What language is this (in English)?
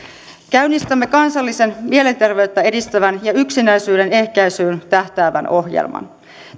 Finnish